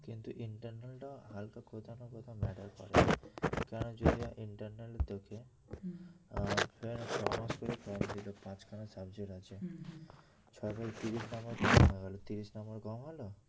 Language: Bangla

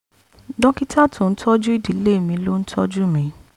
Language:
Yoruba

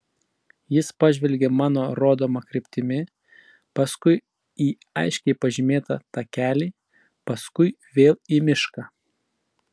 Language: Lithuanian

